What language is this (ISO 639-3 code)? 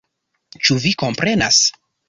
epo